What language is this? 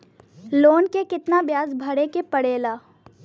Bhojpuri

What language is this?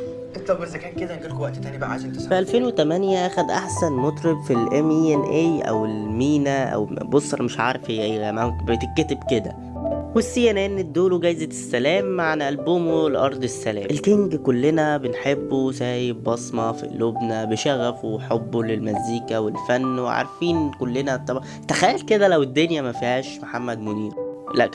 Arabic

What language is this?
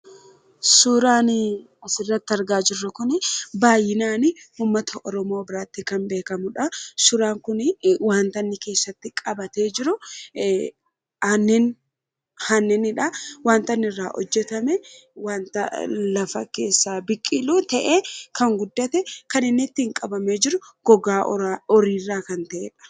Oromo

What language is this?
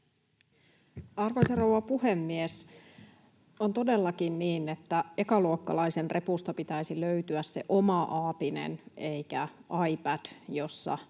Finnish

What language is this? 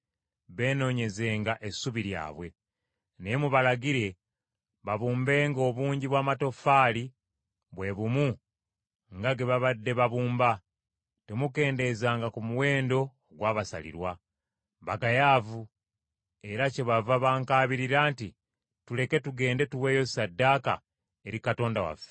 Ganda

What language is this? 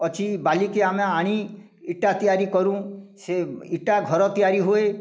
Odia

